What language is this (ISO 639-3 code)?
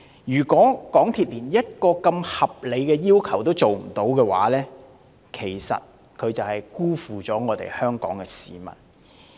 yue